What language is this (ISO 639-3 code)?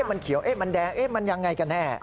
tha